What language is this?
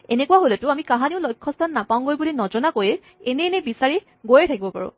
Assamese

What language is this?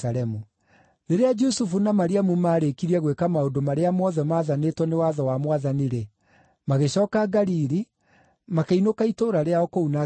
Kikuyu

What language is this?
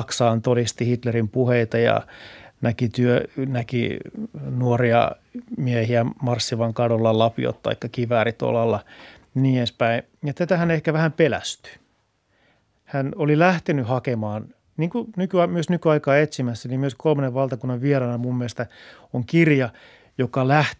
Finnish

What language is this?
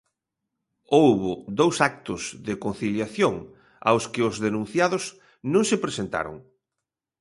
Galician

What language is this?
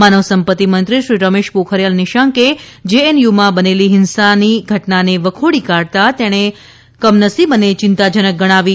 Gujarati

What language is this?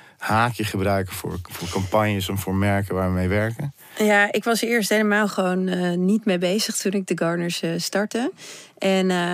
Dutch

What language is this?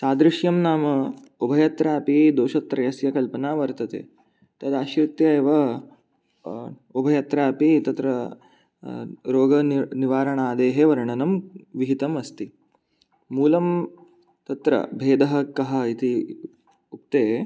Sanskrit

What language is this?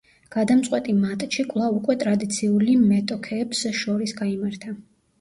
Georgian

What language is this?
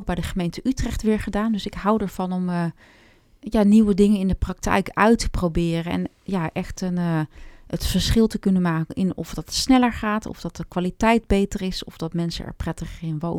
Dutch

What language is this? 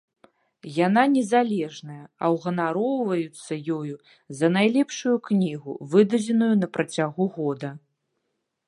Belarusian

